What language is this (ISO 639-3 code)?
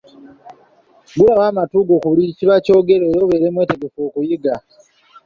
lug